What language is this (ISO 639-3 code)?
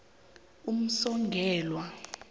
nbl